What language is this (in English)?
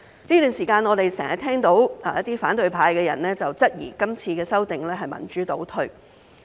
Cantonese